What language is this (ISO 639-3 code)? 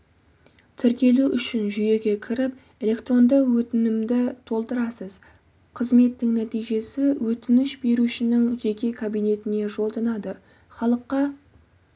kaz